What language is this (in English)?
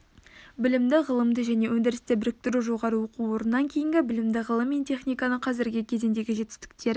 Kazakh